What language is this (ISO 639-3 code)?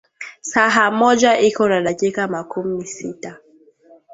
swa